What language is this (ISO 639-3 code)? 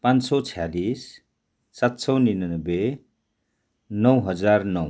nep